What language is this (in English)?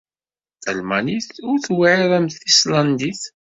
Kabyle